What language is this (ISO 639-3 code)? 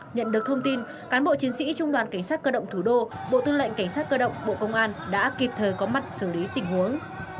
vie